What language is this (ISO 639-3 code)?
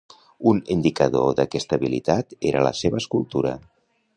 cat